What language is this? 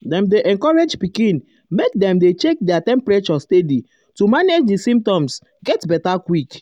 Nigerian Pidgin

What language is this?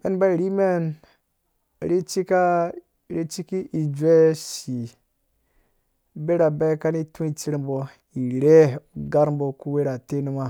Dũya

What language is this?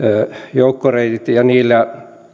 Finnish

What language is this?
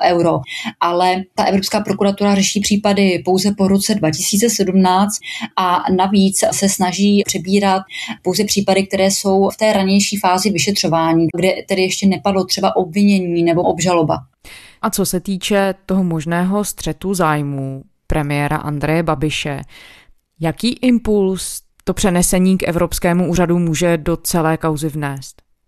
Czech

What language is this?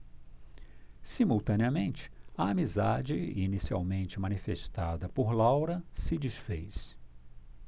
Portuguese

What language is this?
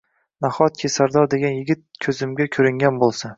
Uzbek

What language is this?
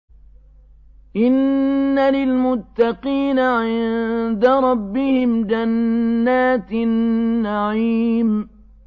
Arabic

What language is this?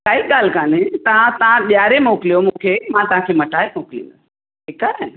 Sindhi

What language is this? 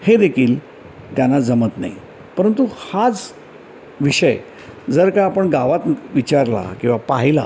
Marathi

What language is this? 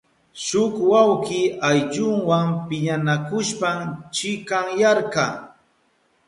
Southern Pastaza Quechua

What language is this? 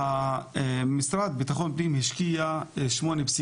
Hebrew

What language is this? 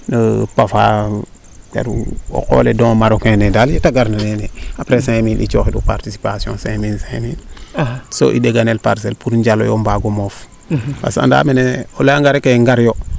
Serer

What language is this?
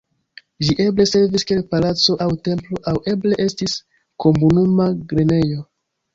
Esperanto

